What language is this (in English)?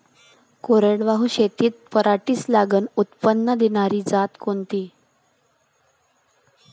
Marathi